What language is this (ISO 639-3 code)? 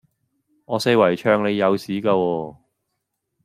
yue